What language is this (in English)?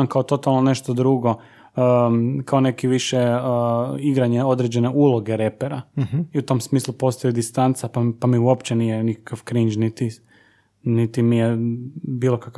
Croatian